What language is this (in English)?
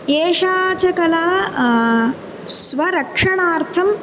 Sanskrit